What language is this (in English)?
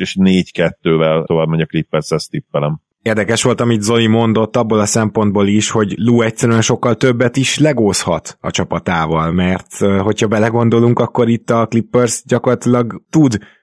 Hungarian